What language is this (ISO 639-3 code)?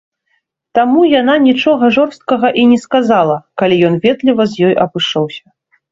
bel